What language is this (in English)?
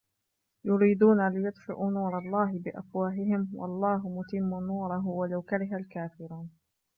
Arabic